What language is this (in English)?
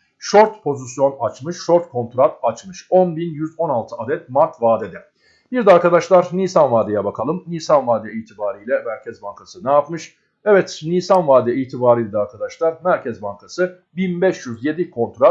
Turkish